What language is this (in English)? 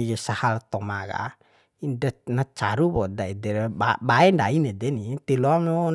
Bima